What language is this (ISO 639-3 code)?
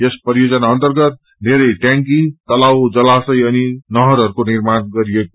nep